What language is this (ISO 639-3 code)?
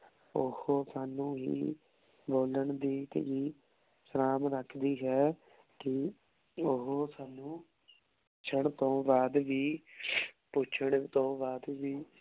pan